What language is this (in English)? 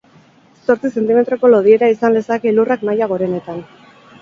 Basque